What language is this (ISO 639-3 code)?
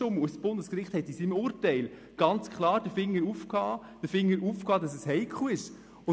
gsw